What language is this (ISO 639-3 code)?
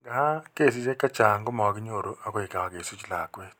kln